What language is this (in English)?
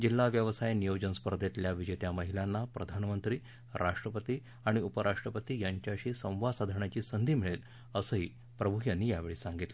Marathi